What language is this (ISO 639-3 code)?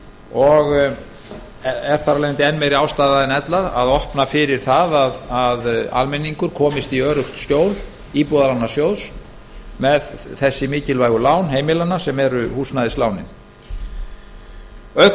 isl